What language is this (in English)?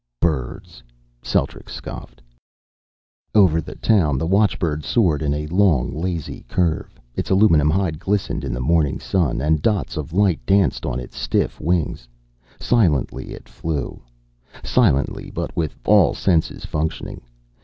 English